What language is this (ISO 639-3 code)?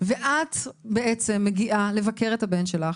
heb